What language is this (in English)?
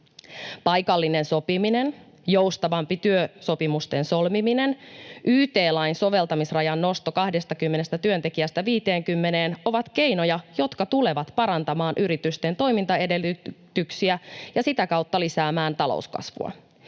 Finnish